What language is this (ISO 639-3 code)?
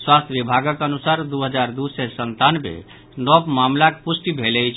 mai